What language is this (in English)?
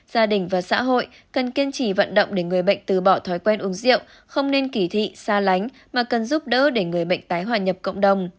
Vietnamese